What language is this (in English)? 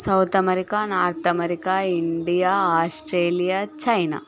Telugu